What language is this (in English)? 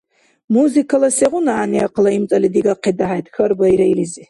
Dargwa